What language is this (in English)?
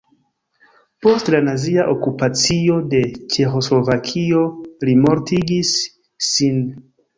Esperanto